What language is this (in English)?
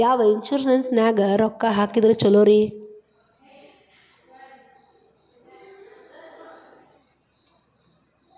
Kannada